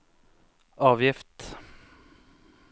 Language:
Norwegian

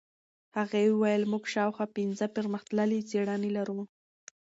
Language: Pashto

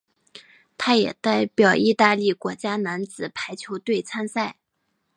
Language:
Chinese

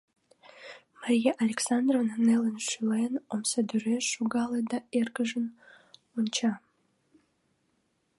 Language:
Mari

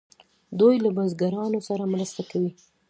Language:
Pashto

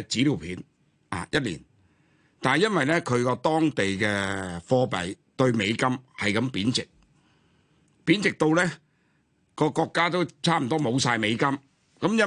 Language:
Chinese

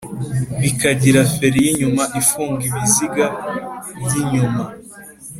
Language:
Kinyarwanda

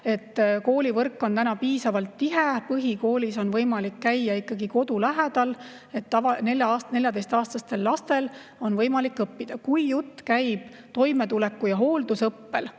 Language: Estonian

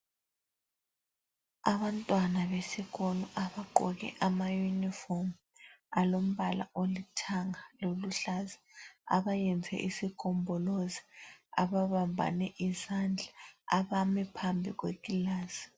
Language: North Ndebele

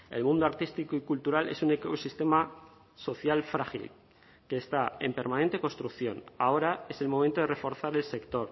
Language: Spanish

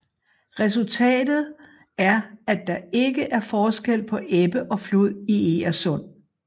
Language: Danish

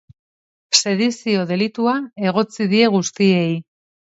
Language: Basque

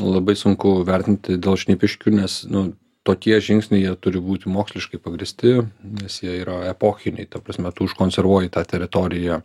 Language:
Lithuanian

